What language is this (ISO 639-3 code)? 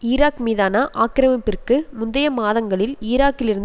tam